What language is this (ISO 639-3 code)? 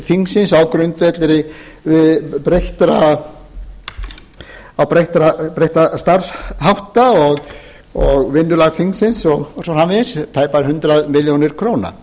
isl